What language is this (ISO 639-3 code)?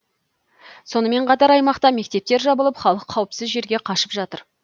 kaz